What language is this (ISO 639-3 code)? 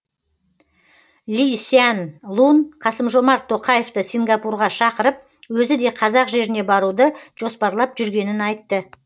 kaz